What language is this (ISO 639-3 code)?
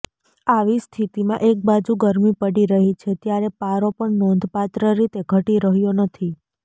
guj